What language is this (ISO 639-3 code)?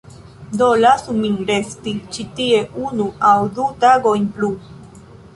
epo